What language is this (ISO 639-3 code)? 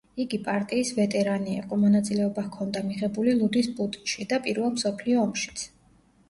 kat